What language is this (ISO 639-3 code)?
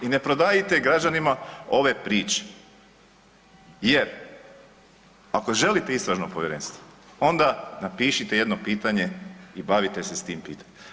hrv